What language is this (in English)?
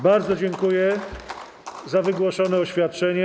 Polish